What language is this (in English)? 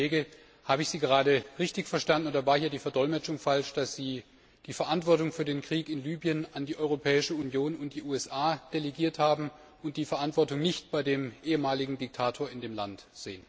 German